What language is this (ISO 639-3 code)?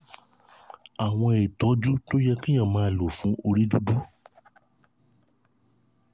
yor